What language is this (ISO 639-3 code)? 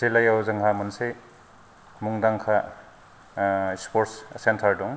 brx